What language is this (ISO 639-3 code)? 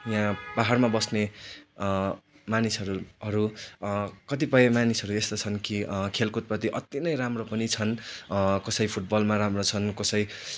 nep